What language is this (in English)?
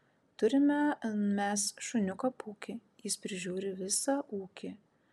Lithuanian